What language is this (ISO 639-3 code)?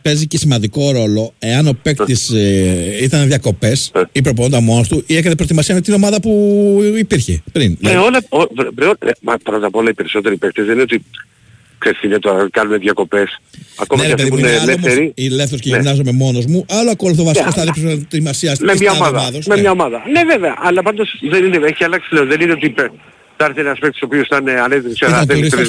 ell